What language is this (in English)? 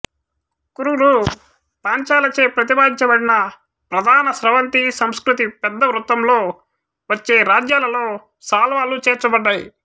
Telugu